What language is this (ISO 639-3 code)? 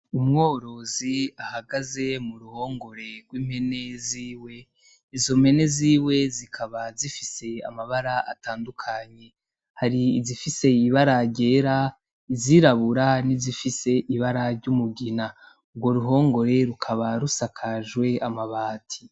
run